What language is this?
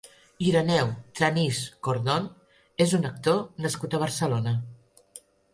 Catalan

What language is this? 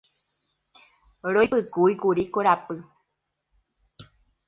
Guarani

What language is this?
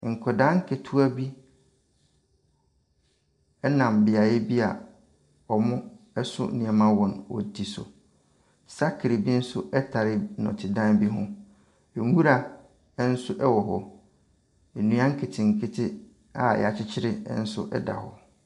Akan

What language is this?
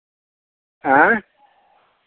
Maithili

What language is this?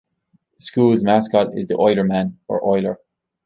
English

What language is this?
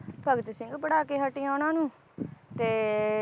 Punjabi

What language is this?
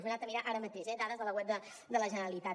Catalan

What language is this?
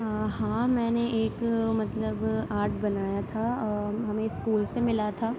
Urdu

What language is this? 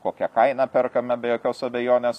Lithuanian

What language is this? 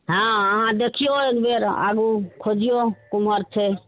Maithili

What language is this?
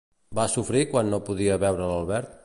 Catalan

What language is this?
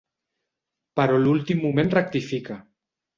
Catalan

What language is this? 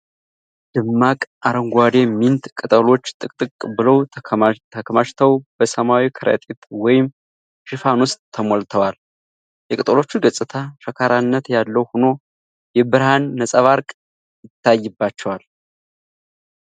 Amharic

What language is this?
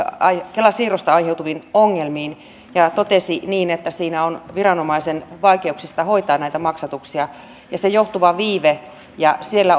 Finnish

